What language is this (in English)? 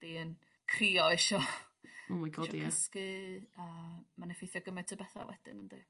Welsh